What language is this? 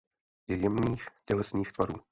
Czech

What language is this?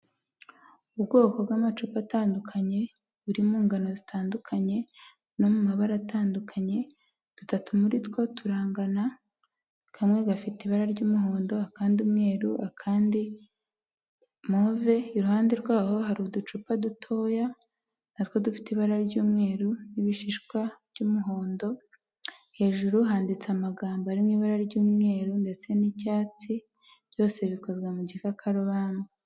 Kinyarwanda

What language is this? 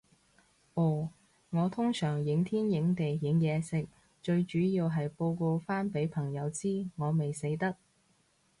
Cantonese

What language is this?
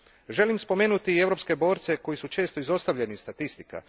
Croatian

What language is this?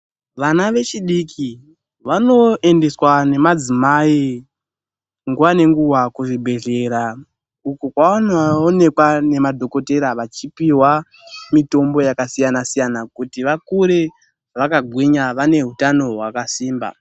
Ndau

